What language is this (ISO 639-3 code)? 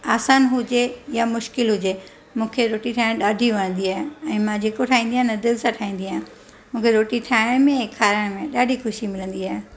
snd